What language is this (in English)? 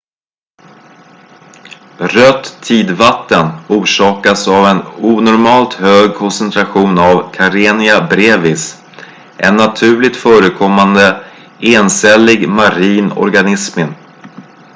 Swedish